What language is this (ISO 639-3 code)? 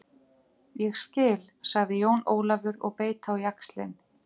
isl